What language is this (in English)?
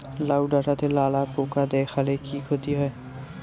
Bangla